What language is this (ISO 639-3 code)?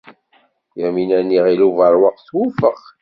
kab